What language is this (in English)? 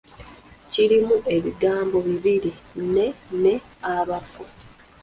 Ganda